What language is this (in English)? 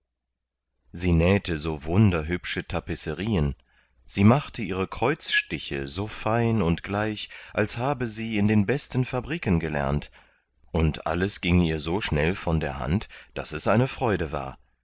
German